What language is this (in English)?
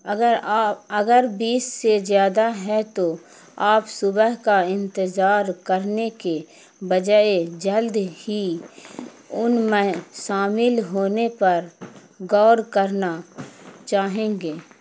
Urdu